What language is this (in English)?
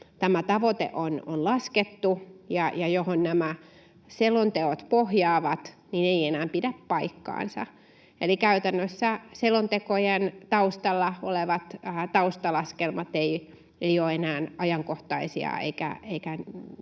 Finnish